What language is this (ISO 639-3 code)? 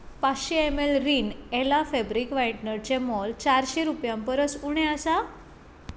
kok